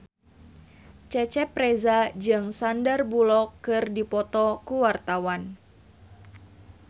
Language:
Sundanese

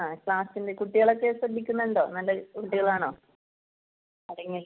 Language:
Malayalam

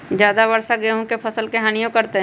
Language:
Magahi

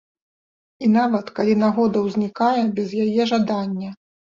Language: Belarusian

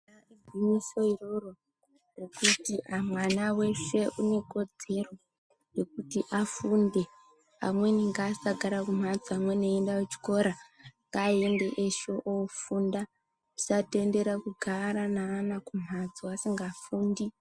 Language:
Ndau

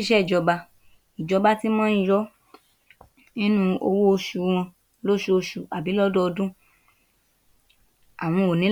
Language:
Yoruba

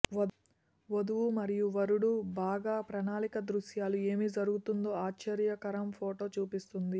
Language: Telugu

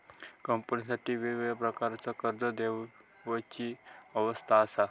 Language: Marathi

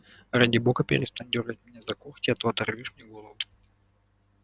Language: Russian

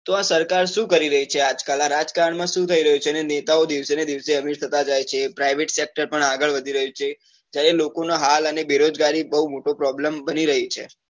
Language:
Gujarati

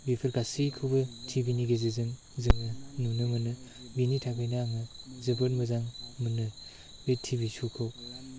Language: Bodo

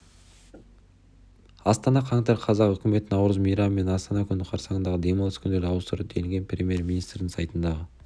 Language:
Kazakh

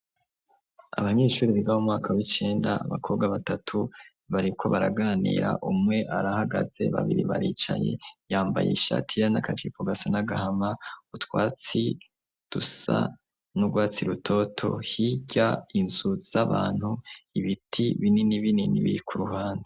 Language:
Rundi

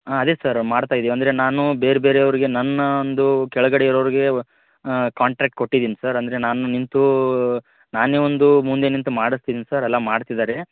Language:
Kannada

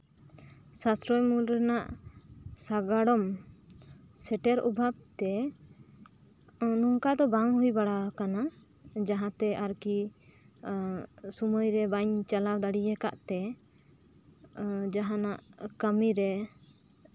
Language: Santali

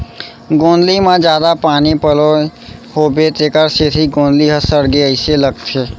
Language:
Chhattisgarhi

